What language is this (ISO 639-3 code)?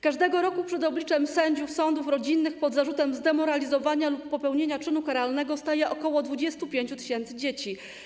pol